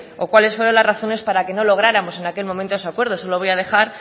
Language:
Spanish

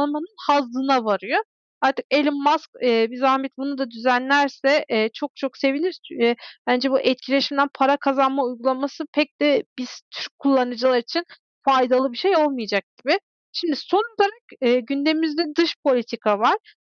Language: Turkish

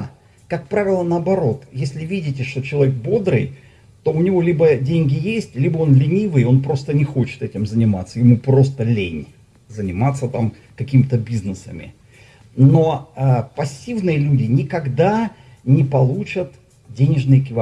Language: Russian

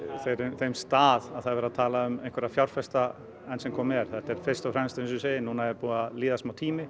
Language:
Icelandic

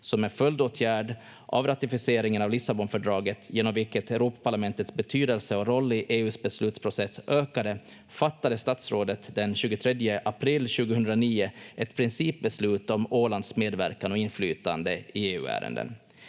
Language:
Finnish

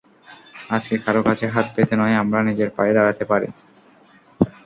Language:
Bangla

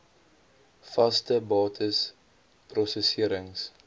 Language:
Afrikaans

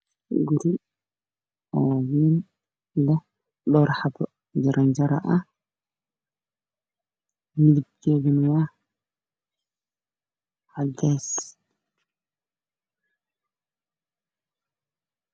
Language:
Somali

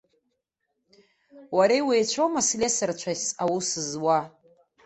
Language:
Abkhazian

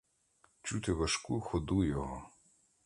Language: Ukrainian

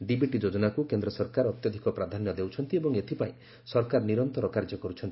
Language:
Odia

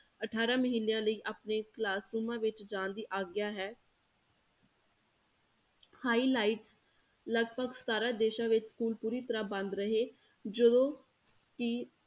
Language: Punjabi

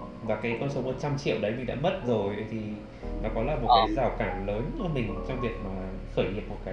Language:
Vietnamese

